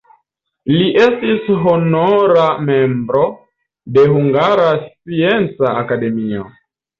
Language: Esperanto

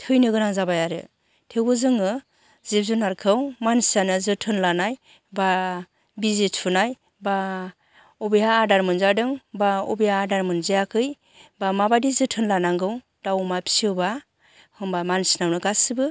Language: Bodo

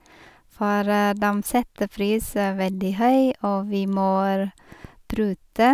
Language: Norwegian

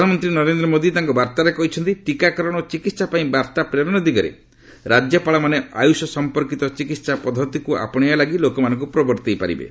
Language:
Odia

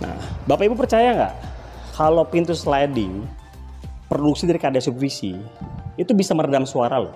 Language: Indonesian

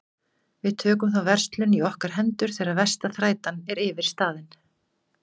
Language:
Icelandic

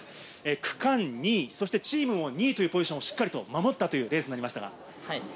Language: Japanese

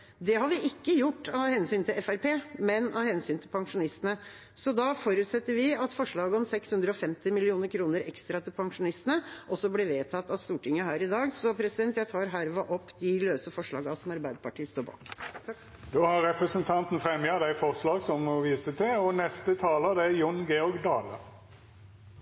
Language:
Norwegian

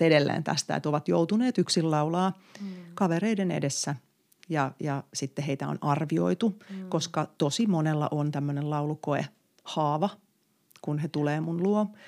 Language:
Finnish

